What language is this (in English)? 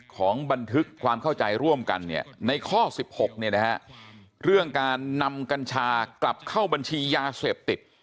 Thai